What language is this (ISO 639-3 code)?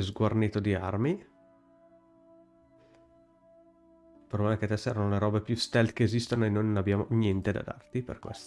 ita